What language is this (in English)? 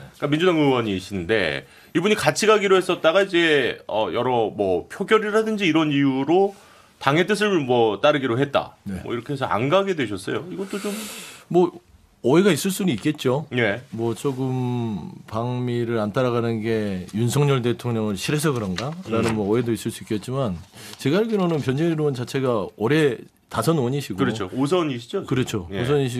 Korean